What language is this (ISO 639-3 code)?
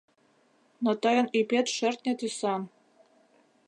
chm